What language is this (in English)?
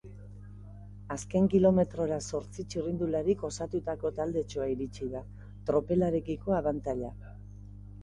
Basque